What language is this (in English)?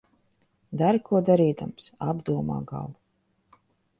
Latvian